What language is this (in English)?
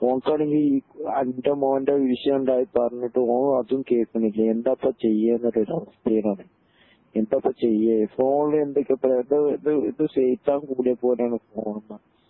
Malayalam